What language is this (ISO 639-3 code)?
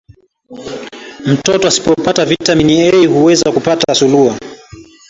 swa